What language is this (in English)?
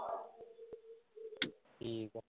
Punjabi